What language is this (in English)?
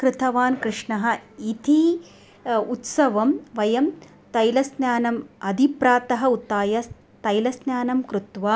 Sanskrit